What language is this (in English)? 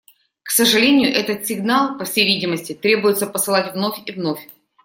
Russian